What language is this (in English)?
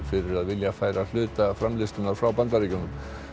Icelandic